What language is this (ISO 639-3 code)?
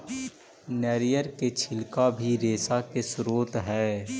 mag